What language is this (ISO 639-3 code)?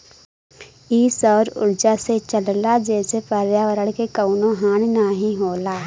bho